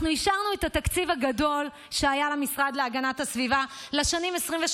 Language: Hebrew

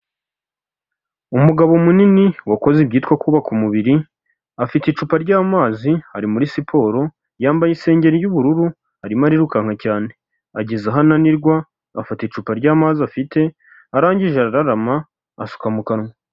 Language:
Kinyarwanda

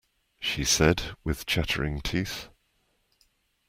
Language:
English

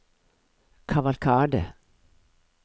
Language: Norwegian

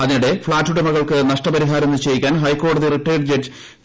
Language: Malayalam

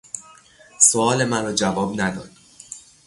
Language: Persian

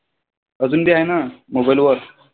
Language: Marathi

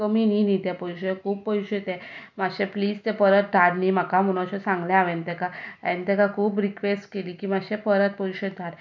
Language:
Konkani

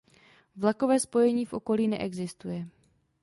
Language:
Czech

